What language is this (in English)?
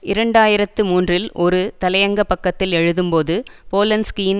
Tamil